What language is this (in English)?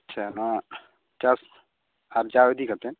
Santali